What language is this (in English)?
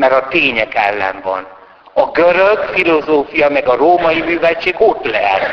Hungarian